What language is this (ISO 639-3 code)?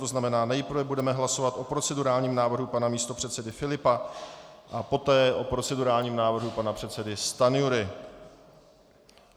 ces